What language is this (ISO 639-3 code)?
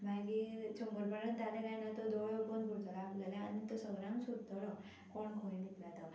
kok